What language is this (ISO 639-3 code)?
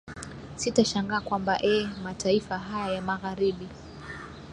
swa